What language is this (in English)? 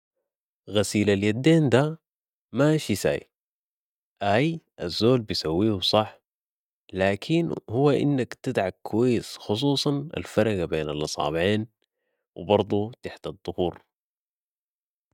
Sudanese Arabic